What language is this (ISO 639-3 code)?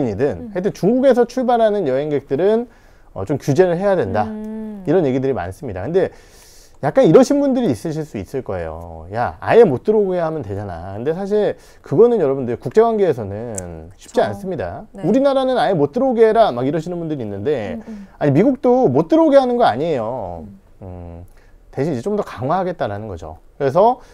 kor